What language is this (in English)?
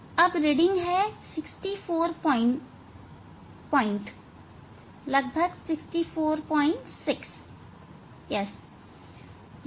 Hindi